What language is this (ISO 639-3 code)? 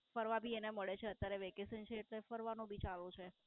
guj